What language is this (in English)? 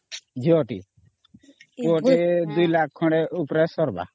Odia